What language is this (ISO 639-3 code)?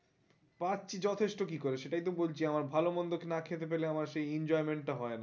ben